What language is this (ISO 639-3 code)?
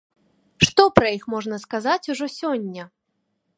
bel